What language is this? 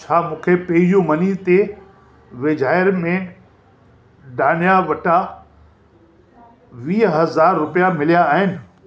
Sindhi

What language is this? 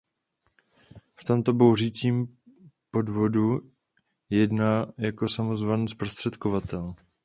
Czech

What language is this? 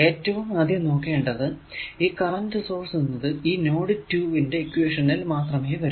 Malayalam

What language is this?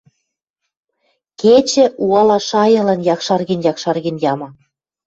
Western Mari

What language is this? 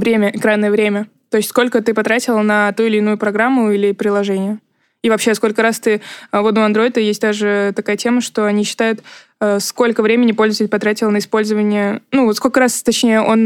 Russian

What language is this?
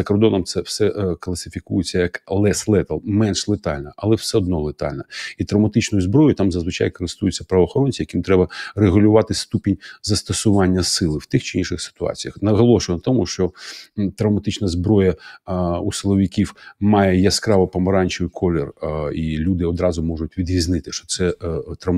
Ukrainian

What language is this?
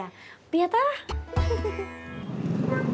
Indonesian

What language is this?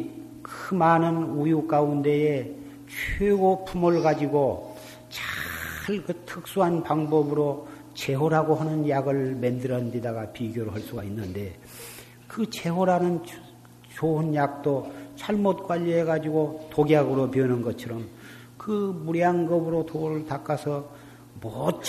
Korean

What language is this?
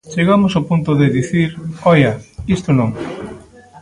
Galician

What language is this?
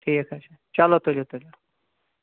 Kashmiri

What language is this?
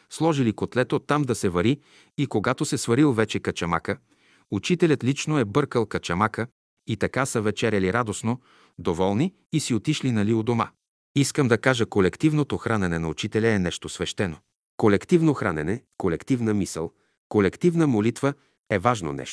Bulgarian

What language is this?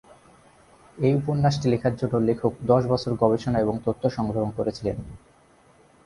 Bangla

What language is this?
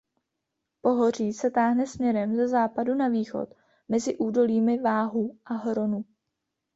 Czech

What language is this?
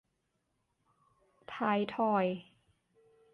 Thai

